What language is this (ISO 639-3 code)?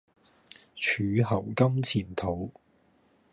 yue